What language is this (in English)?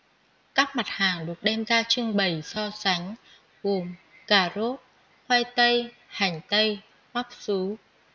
Vietnamese